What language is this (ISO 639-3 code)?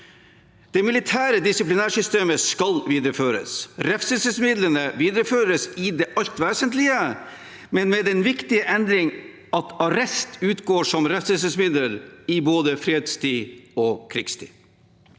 nor